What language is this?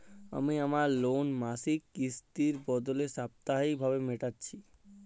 Bangla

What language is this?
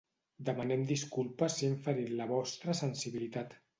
Catalan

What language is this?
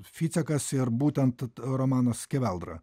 Lithuanian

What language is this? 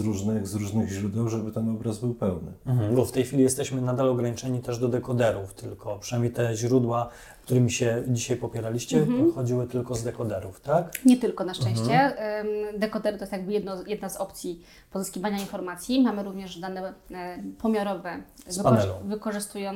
Polish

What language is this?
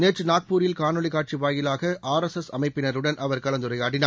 Tamil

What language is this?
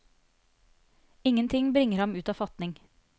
Norwegian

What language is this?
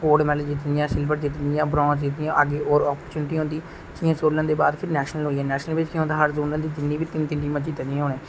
Dogri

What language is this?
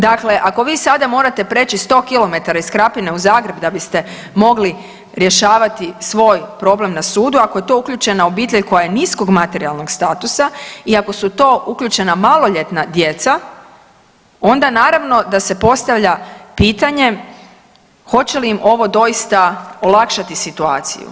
Croatian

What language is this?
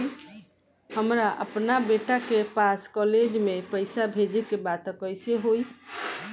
Bhojpuri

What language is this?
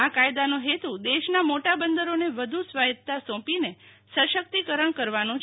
Gujarati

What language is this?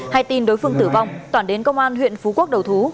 Vietnamese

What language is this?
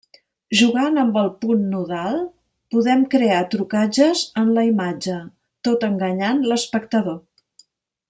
Catalan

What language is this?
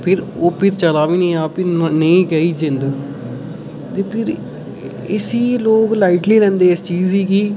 Dogri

